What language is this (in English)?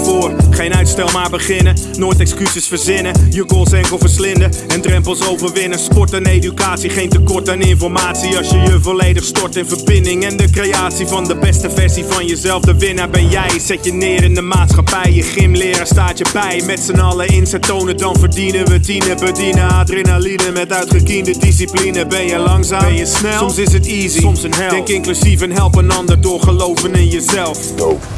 Dutch